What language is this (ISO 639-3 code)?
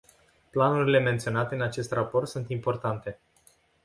ron